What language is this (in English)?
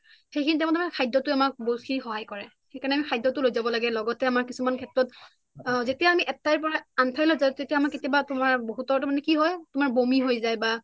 Assamese